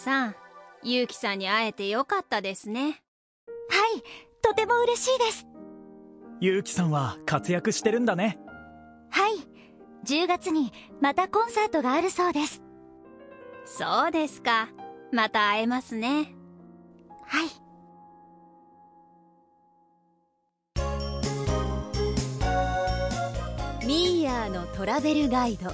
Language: Swahili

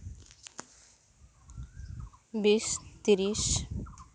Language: Santali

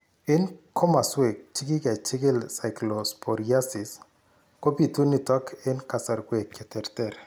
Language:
Kalenjin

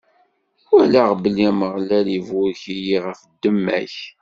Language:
Kabyle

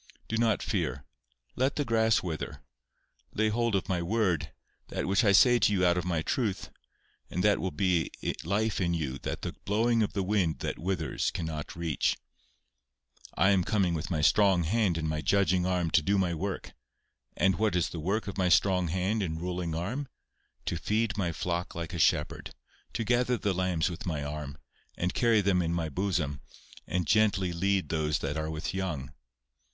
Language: English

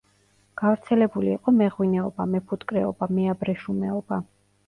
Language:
Georgian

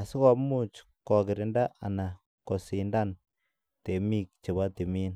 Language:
Kalenjin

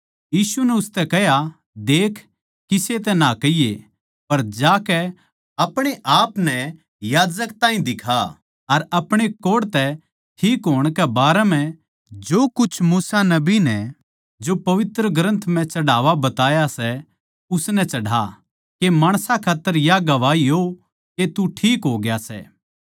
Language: Haryanvi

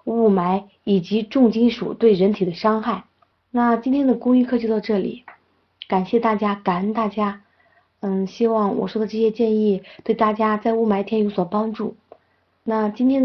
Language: Chinese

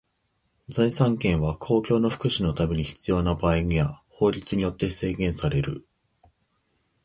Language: Japanese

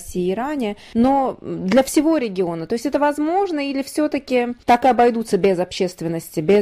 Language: Russian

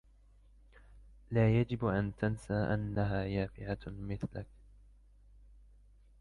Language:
Arabic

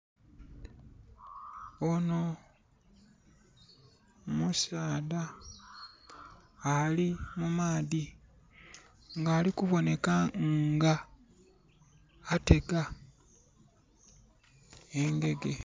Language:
Soga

